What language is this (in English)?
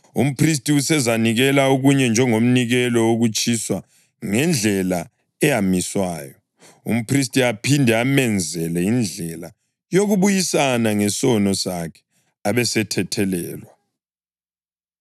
North Ndebele